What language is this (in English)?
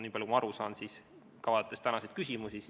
Estonian